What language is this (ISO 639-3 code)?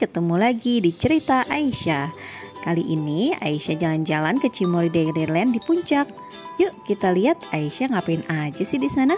ind